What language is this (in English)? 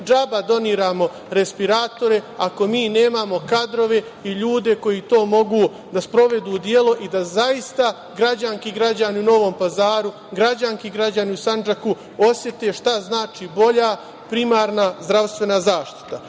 Serbian